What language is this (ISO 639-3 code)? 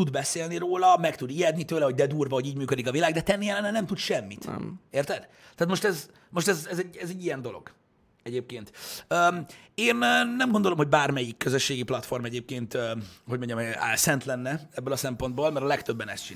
hun